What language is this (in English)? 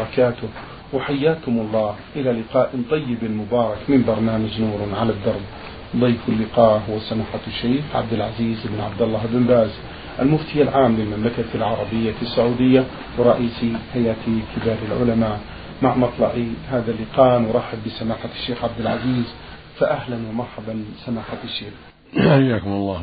Arabic